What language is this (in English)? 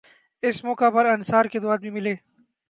Urdu